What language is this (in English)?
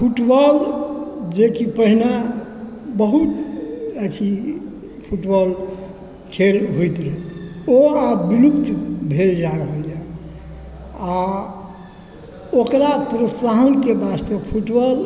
Maithili